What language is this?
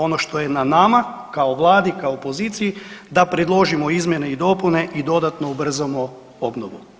Croatian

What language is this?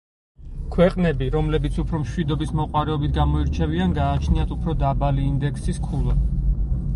Georgian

